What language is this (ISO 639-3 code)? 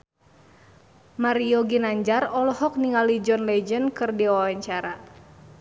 sun